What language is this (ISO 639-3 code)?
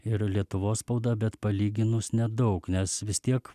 lit